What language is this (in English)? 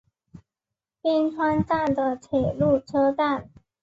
Chinese